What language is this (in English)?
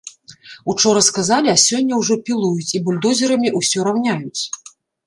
Belarusian